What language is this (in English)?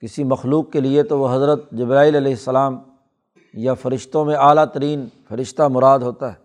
Urdu